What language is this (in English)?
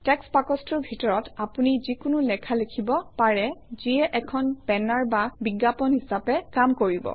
Assamese